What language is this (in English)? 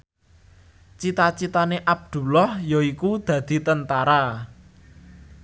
Javanese